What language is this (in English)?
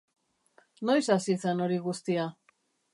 Basque